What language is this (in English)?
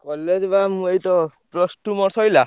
Odia